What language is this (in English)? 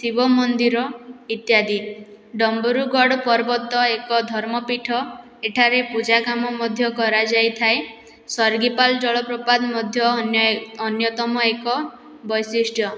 Odia